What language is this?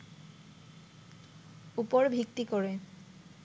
Bangla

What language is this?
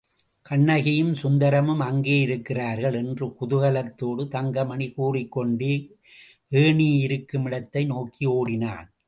Tamil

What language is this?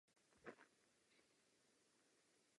Czech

